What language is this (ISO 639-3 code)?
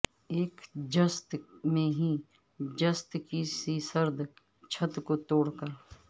urd